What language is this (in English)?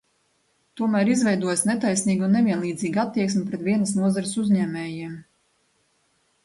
Latvian